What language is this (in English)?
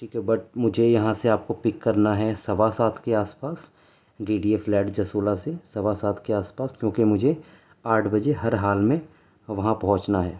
Urdu